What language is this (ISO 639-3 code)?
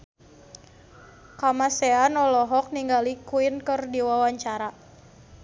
sun